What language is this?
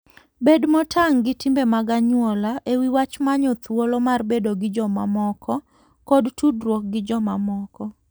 Luo (Kenya and Tanzania)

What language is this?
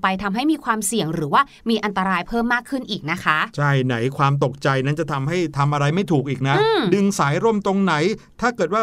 Thai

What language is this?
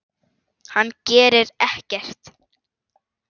Icelandic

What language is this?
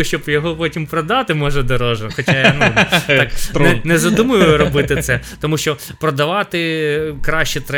Ukrainian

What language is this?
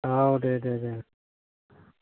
Bodo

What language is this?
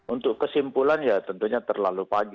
Indonesian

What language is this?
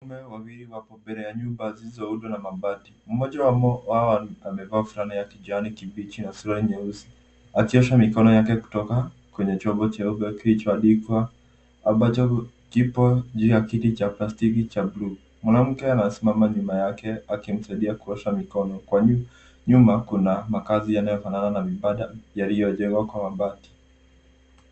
Swahili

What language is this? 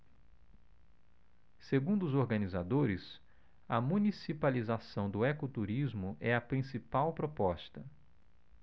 Portuguese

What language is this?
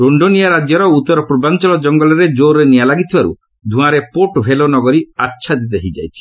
Odia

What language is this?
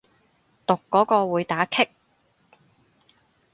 Cantonese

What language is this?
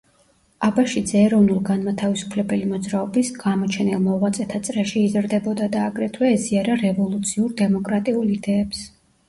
Georgian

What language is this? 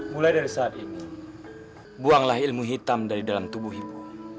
Indonesian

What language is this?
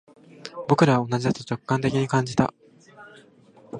Japanese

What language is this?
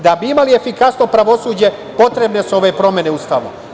Serbian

